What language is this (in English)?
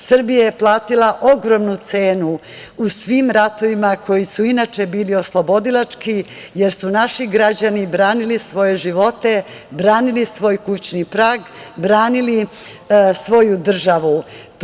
Serbian